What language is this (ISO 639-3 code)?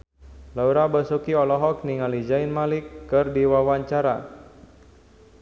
sun